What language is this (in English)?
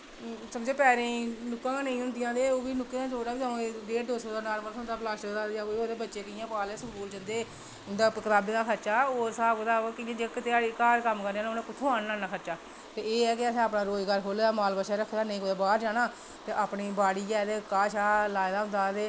Dogri